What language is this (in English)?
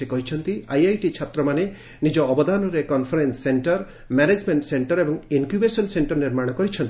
Odia